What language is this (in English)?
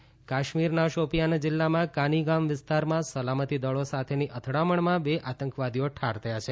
Gujarati